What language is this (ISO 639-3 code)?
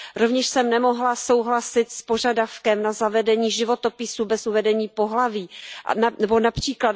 ces